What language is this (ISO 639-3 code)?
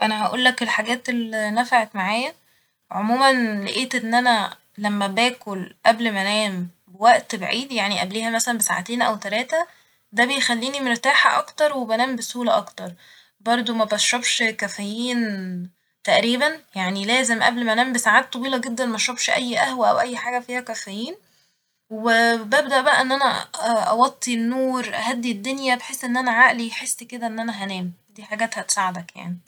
arz